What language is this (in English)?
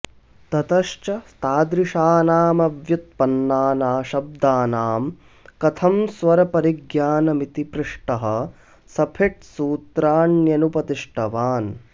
Sanskrit